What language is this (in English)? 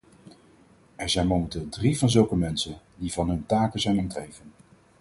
Dutch